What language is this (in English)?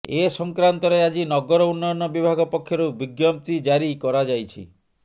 Odia